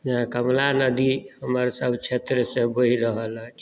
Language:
Maithili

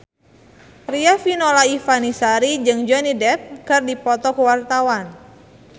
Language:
Sundanese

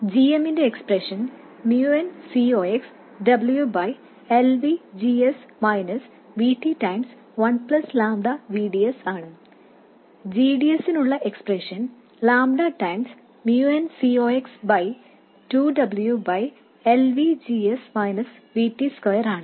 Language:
Malayalam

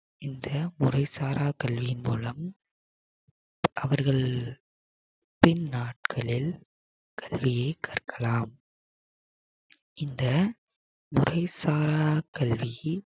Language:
Tamil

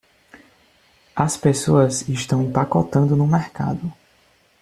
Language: Portuguese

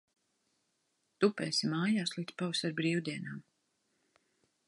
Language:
Latvian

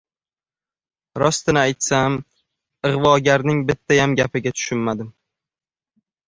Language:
Uzbek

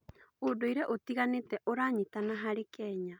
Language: Kikuyu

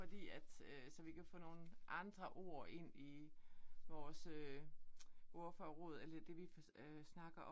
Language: Danish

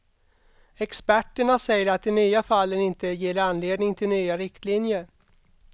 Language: Swedish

